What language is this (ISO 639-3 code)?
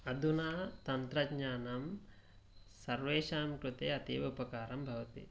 san